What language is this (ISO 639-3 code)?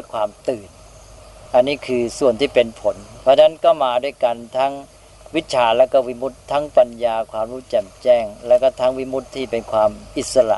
tha